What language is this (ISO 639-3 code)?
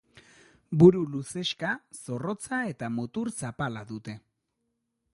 eus